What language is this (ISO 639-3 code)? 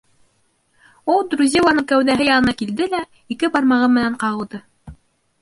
bak